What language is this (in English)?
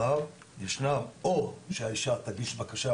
Hebrew